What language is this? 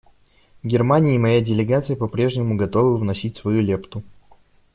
Russian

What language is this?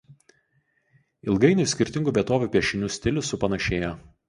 Lithuanian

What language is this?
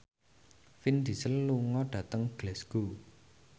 Javanese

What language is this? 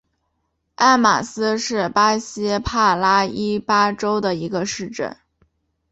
Chinese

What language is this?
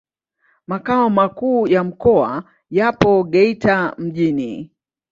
Swahili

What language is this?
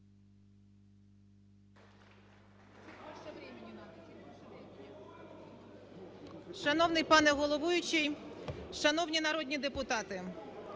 Ukrainian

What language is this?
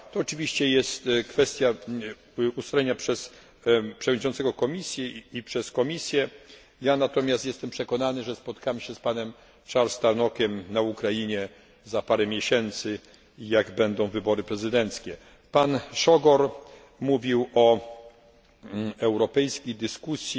Polish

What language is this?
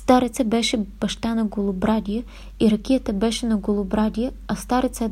Bulgarian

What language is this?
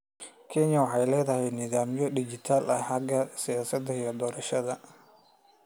Somali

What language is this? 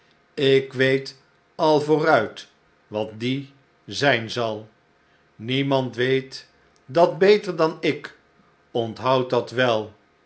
Dutch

